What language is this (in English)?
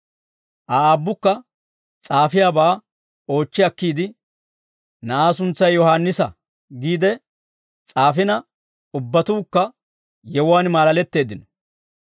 Dawro